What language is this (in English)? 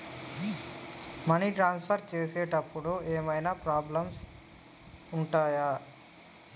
Telugu